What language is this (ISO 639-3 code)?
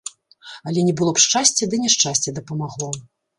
bel